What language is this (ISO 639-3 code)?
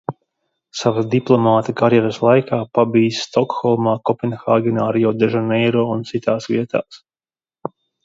lav